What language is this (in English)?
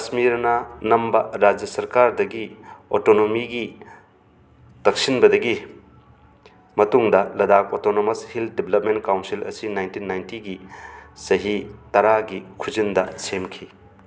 Manipuri